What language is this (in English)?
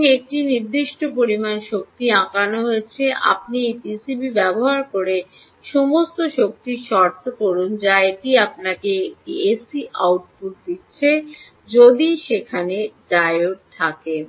Bangla